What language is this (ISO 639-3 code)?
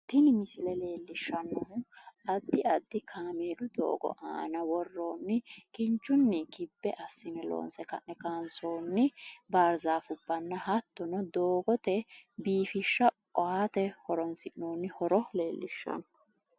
sid